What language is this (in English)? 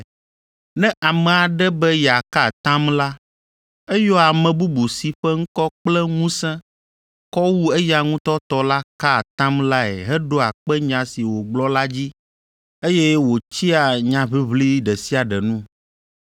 Ewe